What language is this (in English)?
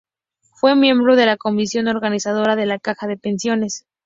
Spanish